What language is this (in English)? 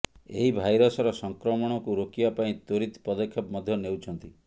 Odia